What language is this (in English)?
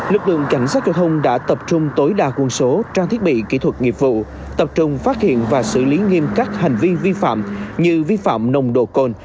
Vietnamese